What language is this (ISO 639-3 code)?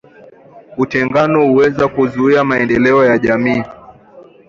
swa